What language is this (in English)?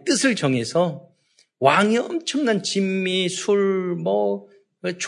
Korean